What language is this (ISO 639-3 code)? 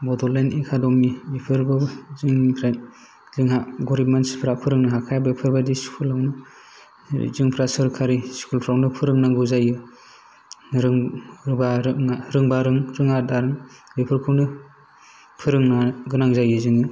brx